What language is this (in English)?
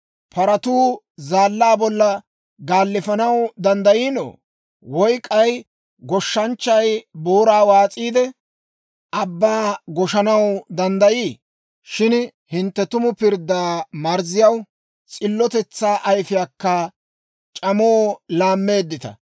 Dawro